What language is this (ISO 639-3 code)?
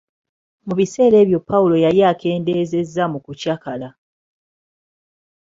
lug